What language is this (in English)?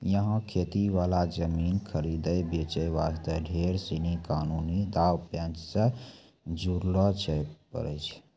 Maithili